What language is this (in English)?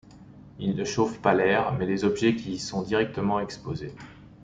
French